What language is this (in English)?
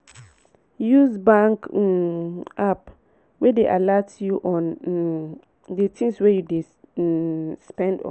Nigerian Pidgin